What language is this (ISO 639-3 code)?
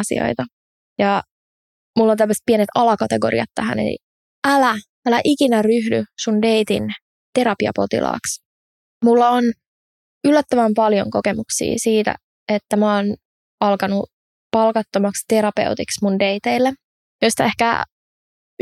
fin